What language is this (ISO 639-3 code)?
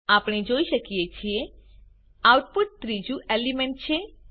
guj